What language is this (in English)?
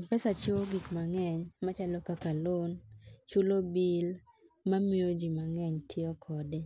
Luo (Kenya and Tanzania)